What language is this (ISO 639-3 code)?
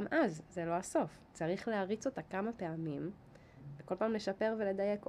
heb